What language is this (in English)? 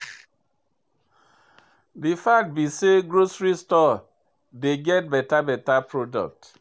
Nigerian Pidgin